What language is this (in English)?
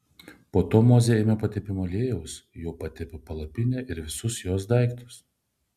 Lithuanian